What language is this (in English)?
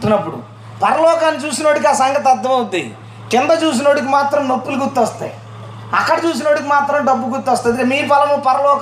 Telugu